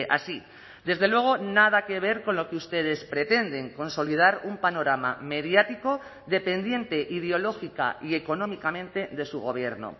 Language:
Spanish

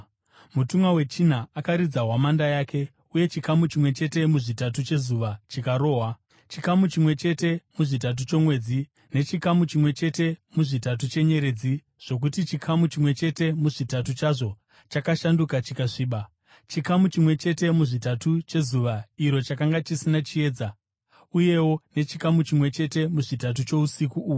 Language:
Shona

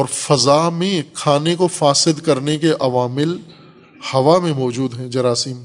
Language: Urdu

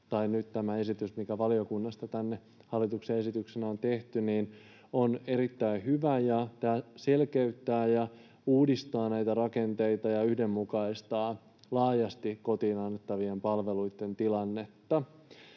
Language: Finnish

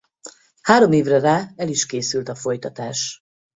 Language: Hungarian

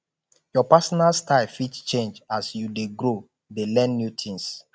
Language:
Nigerian Pidgin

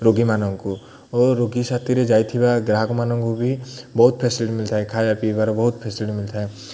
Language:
Odia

